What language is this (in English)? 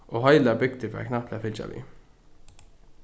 Faroese